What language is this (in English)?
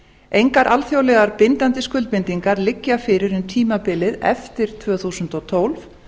Icelandic